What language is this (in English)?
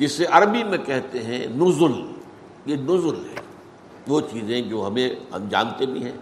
Urdu